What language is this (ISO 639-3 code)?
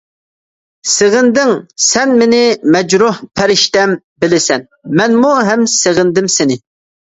uig